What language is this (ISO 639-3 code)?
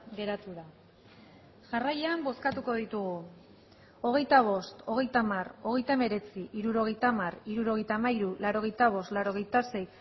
eus